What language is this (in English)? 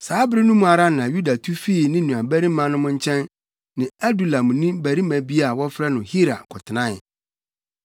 Akan